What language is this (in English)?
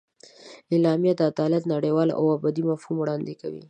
Pashto